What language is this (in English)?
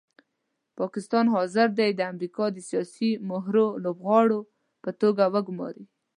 Pashto